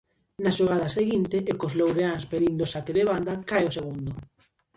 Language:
Galician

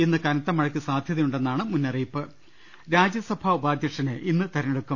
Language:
Malayalam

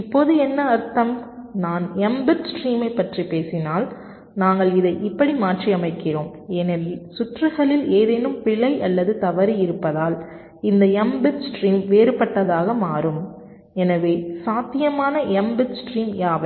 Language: Tamil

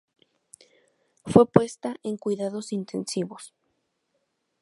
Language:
Spanish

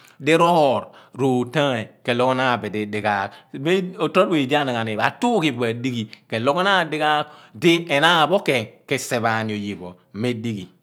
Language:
Abua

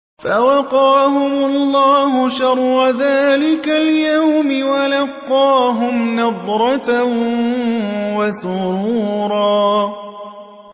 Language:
Arabic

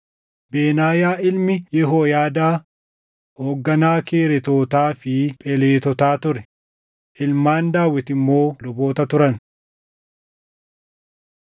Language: Oromo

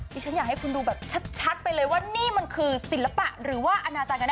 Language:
Thai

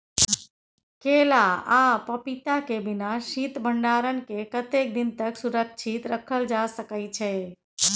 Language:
Maithili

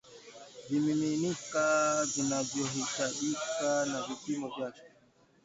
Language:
Swahili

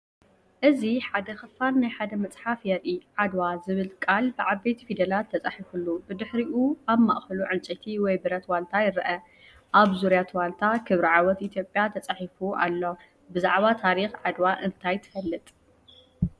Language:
Tigrinya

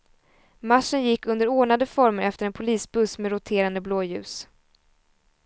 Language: Swedish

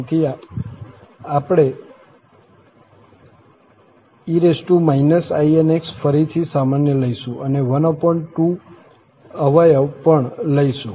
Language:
Gujarati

